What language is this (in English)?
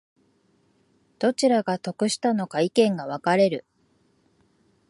Japanese